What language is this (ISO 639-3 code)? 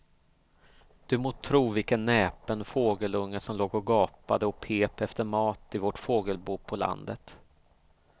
swe